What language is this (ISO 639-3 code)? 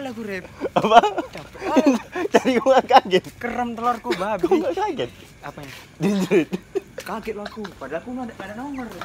ind